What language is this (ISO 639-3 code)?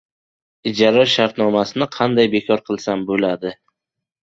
uzb